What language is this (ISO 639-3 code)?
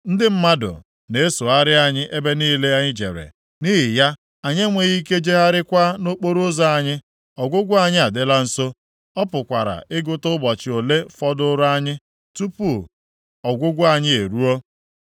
ibo